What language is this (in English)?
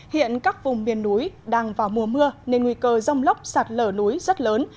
Vietnamese